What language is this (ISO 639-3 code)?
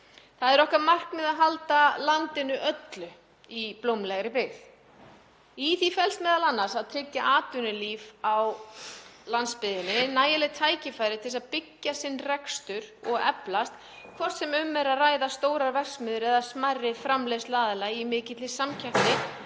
isl